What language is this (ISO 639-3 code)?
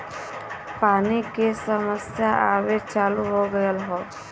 bho